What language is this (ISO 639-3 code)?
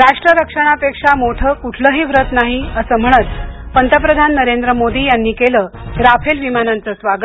mar